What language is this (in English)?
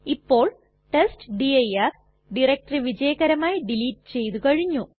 Malayalam